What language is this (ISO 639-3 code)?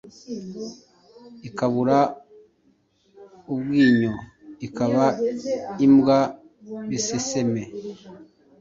kin